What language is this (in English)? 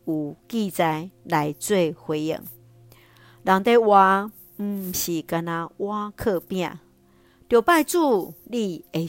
Chinese